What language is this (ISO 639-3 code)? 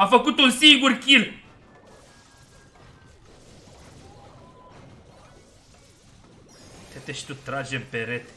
ron